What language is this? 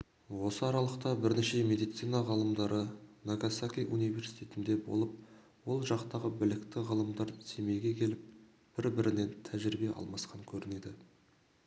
Kazakh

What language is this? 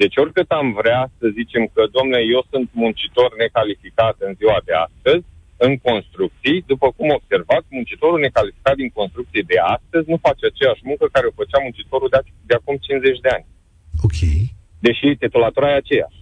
Romanian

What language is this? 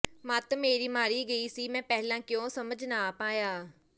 Punjabi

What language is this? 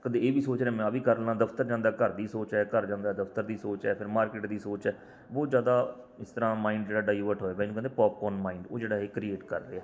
Punjabi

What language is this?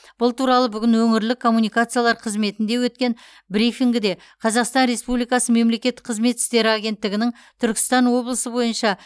Kazakh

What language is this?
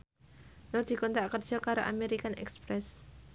Javanese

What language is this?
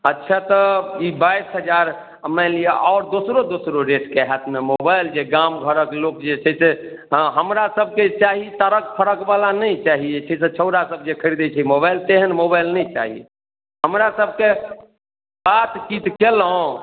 Maithili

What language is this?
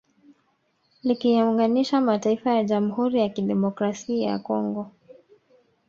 Swahili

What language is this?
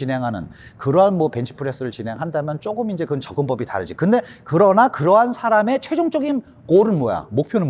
Korean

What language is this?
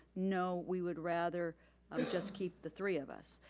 English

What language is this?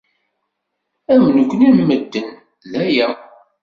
Kabyle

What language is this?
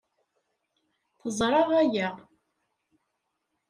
Kabyle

